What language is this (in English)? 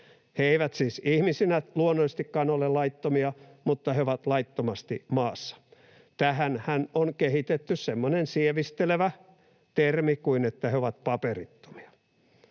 Finnish